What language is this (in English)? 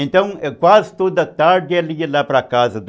Portuguese